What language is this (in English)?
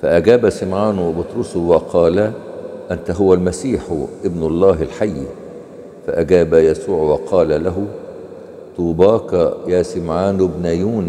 Arabic